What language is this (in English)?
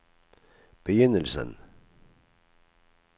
Norwegian